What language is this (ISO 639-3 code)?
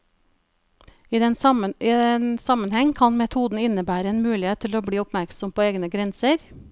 nor